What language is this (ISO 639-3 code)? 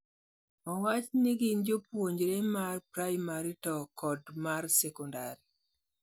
luo